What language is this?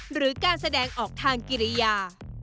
Thai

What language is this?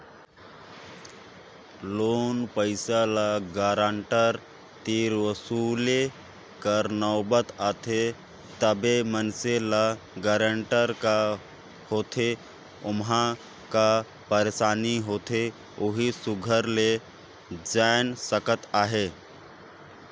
Chhattisgarhi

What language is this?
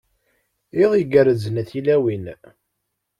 Kabyle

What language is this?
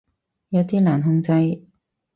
Cantonese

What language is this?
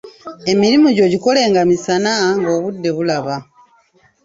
Ganda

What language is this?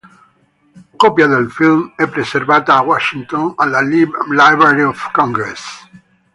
Italian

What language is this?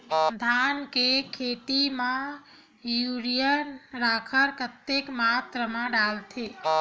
Chhattisgarhi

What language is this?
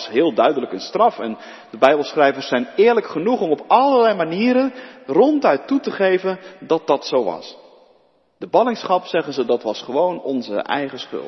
Dutch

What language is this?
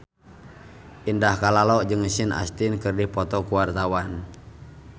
Sundanese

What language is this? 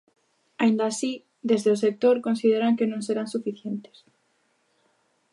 Galician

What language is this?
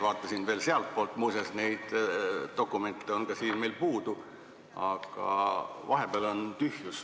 Estonian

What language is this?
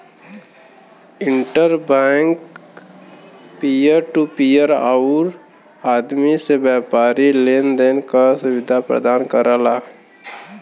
Bhojpuri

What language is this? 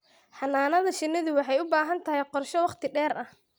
Somali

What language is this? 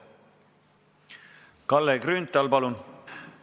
Estonian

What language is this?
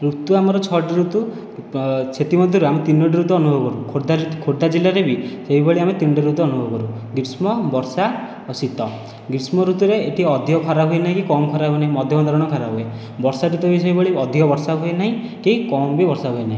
Odia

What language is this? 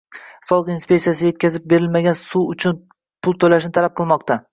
Uzbek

